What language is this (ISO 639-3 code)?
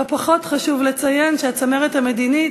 heb